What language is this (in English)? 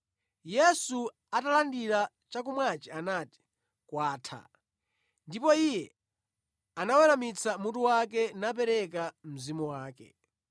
Nyanja